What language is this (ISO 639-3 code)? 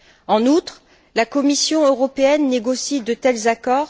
fra